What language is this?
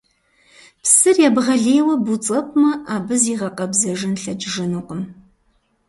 Kabardian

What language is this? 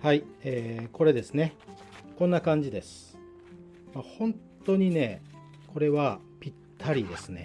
Japanese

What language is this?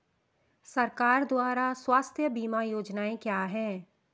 Hindi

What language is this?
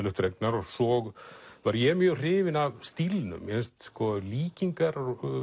Icelandic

